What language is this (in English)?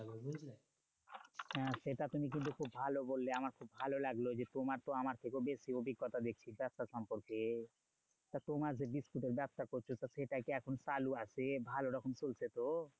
Bangla